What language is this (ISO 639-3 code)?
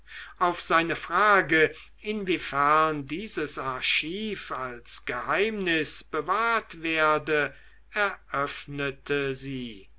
deu